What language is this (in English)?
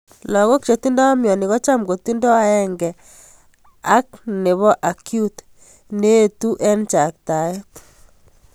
Kalenjin